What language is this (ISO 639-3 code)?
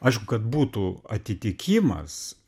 lit